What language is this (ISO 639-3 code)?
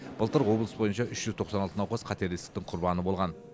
kaz